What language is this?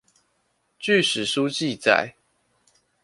Chinese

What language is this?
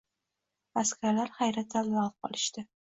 Uzbek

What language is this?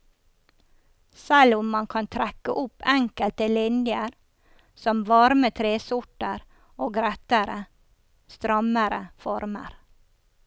Norwegian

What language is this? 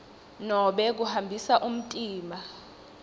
Swati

